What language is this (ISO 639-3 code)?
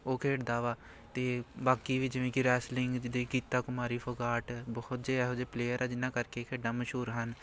pan